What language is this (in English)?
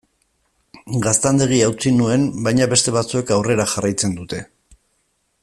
Basque